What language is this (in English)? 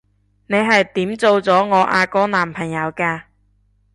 Cantonese